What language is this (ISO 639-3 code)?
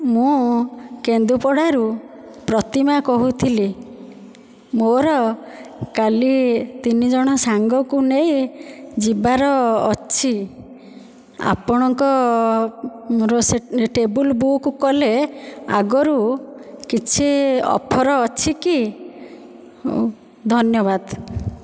ori